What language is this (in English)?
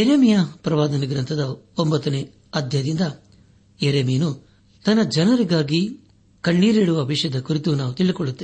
Kannada